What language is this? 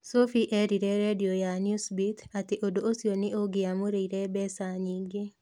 Kikuyu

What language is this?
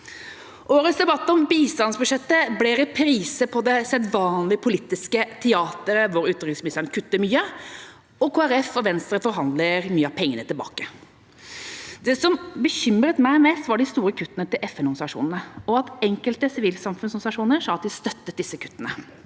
Norwegian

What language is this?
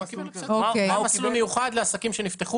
Hebrew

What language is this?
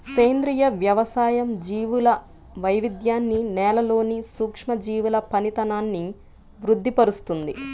Telugu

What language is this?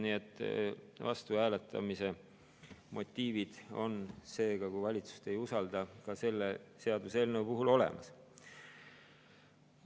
Estonian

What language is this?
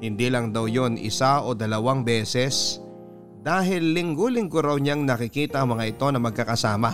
Filipino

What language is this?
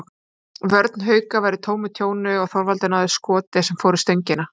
Icelandic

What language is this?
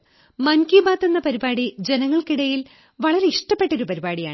Malayalam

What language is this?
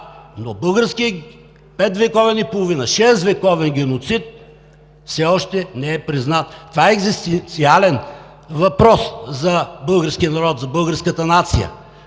Bulgarian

